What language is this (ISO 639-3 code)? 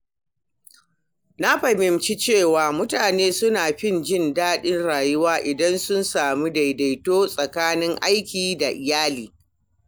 hau